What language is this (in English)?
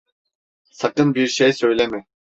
Turkish